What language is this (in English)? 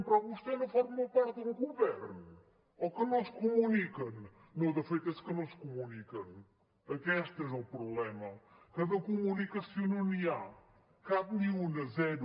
Catalan